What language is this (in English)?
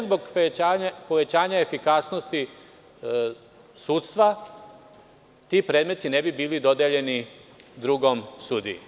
Serbian